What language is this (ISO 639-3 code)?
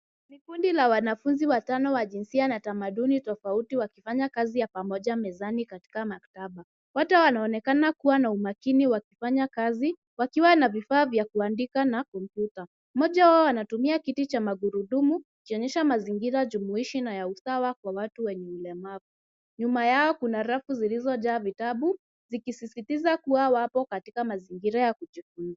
swa